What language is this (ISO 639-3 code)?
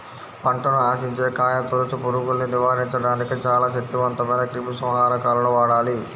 tel